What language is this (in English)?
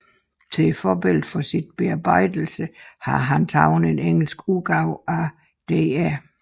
Danish